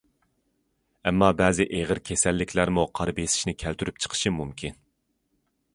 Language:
Uyghur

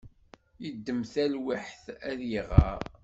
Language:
Kabyle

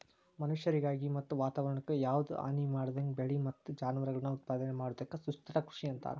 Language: Kannada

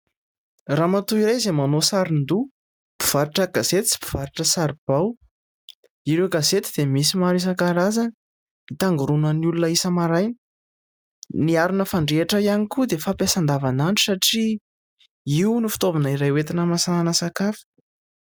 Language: Malagasy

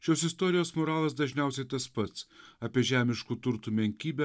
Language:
Lithuanian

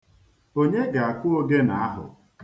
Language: Igbo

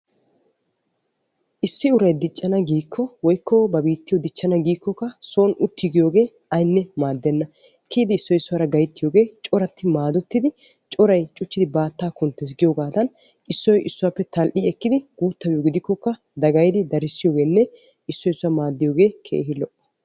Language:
Wolaytta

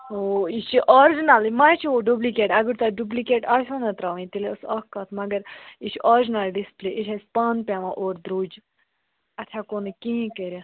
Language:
Kashmiri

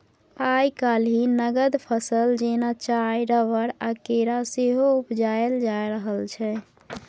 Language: Maithili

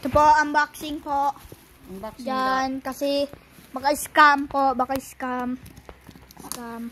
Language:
Filipino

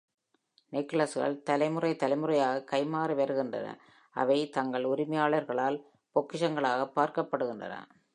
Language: Tamil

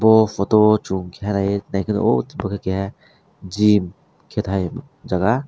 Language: Kok Borok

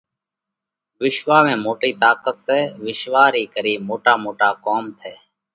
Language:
Parkari Koli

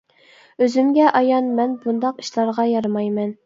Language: Uyghur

